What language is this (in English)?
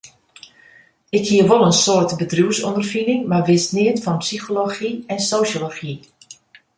Western Frisian